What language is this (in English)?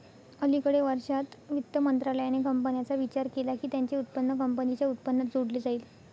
Marathi